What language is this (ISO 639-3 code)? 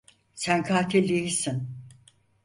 tur